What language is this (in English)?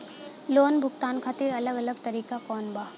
Bhojpuri